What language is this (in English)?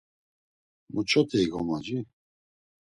Laz